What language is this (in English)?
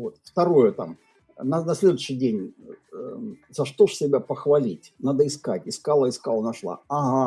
Russian